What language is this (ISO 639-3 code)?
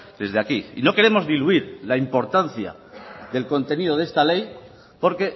spa